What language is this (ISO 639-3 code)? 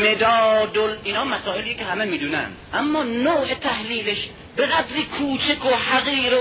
fas